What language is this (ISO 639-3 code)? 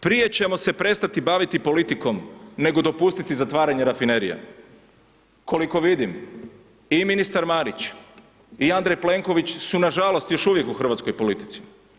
hrv